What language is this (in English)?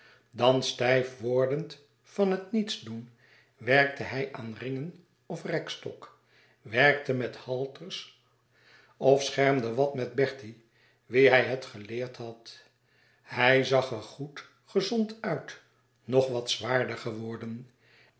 Dutch